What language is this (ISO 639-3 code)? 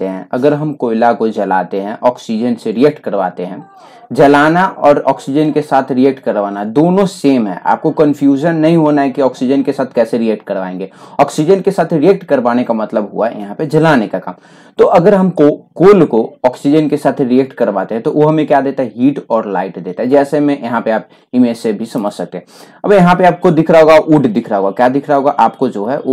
hin